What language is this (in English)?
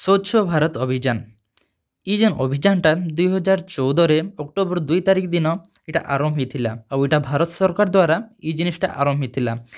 Odia